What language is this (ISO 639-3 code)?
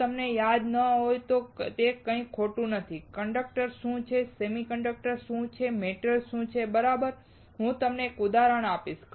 guj